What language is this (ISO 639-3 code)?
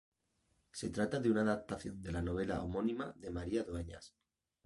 spa